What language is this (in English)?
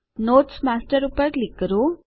Gujarati